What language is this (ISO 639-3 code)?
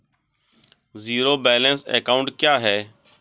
hin